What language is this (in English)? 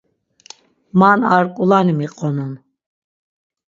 Laz